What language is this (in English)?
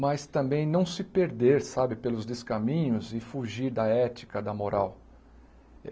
Portuguese